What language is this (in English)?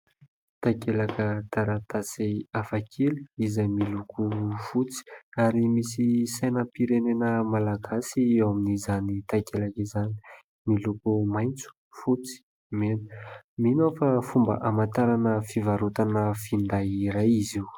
Malagasy